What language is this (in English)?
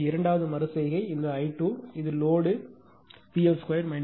Tamil